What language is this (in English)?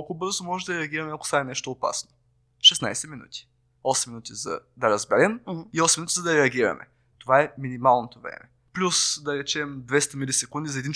Bulgarian